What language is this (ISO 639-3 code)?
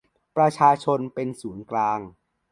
tha